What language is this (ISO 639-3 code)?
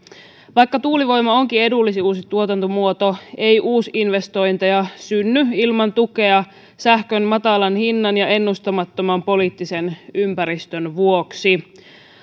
fin